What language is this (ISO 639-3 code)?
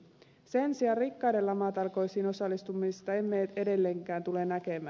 fin